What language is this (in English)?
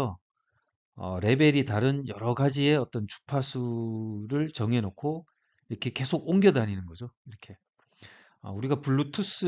Korean